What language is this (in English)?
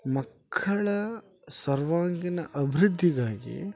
Kannada